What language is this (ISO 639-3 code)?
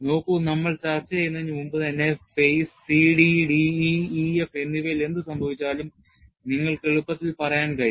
mal